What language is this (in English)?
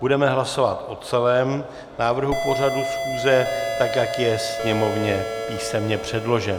Czech